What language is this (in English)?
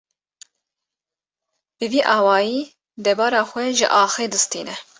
Kurdish